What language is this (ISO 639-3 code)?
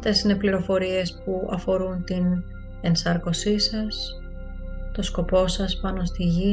ell